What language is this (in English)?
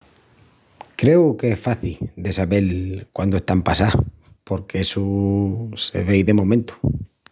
Extremaduran